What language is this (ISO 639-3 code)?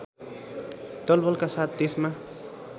nep